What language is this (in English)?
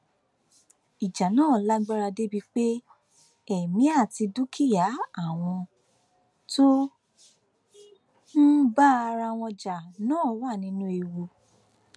Yoruba